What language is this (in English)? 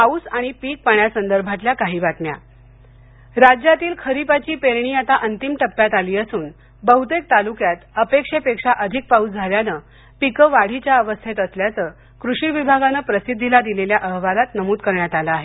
Marathi